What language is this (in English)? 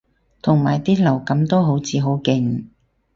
Cantonese